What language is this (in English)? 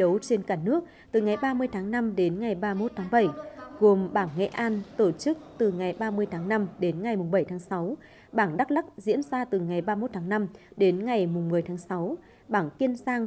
Vietnamese